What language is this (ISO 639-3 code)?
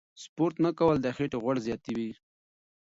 pus